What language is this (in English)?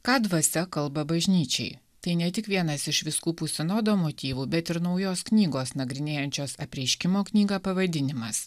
Lithuanian